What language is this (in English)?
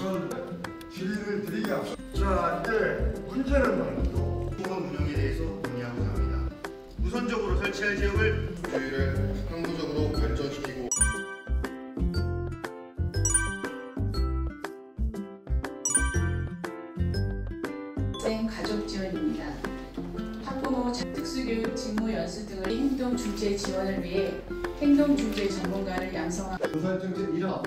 Korean